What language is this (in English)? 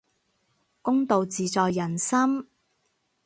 Cantonese